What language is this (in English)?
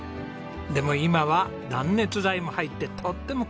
Japanese